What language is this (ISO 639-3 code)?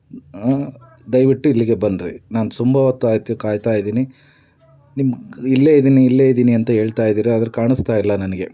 kan